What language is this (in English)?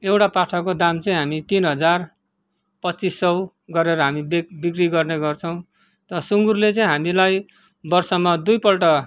Nepali